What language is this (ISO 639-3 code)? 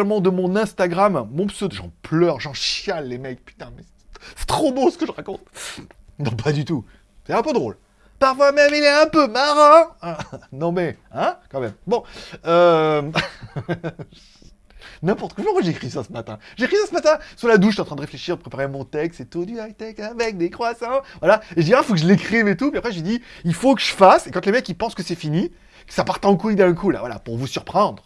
fra